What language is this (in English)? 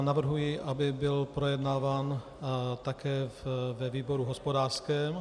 Czech